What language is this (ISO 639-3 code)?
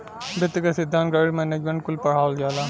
bho